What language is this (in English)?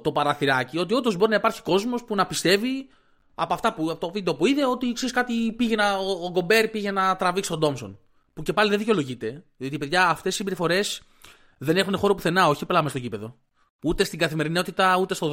Greek